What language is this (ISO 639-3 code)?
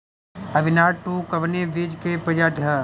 bho